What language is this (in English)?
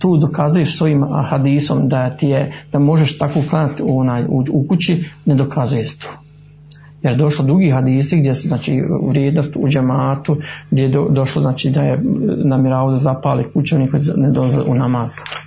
Croatian